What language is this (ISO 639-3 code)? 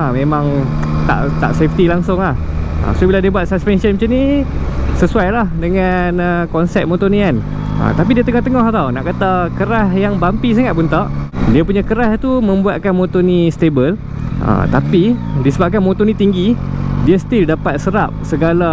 msa